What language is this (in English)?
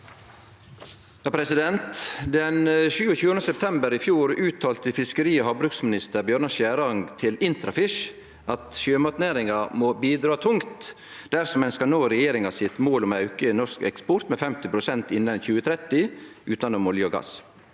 Norwegian